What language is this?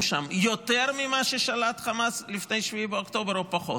Hebrew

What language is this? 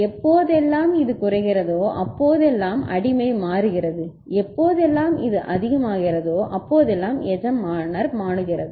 Tamil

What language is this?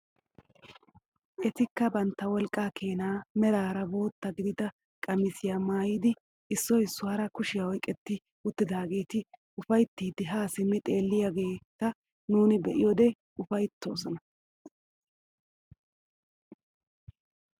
Wolaytta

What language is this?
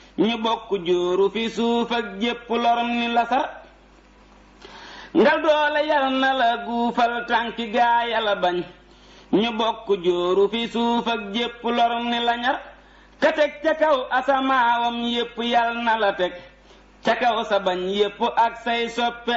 Indonesian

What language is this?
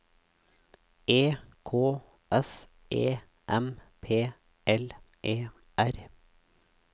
Norwegian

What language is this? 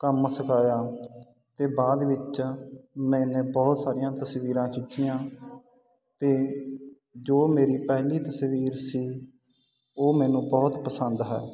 Punjabi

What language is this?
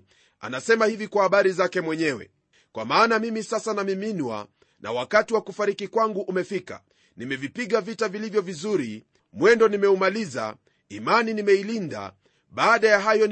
Swahili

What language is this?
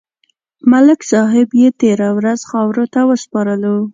Pashto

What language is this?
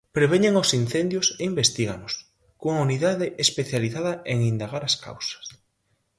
Galician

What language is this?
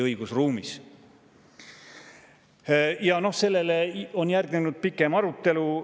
Estonian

